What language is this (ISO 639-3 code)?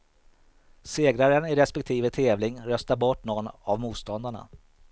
swe